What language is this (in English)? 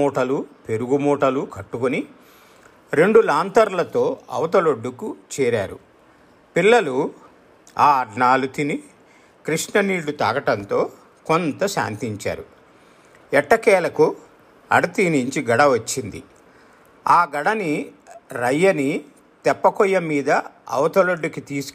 Telugu